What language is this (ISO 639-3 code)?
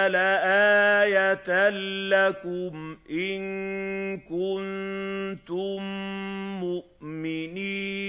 ara